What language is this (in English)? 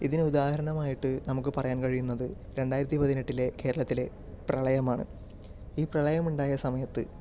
Malayalam